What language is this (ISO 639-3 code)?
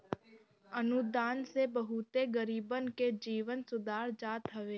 bho